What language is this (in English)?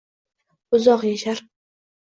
Uzbek